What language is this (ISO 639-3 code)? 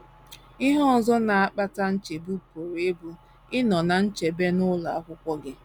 ibo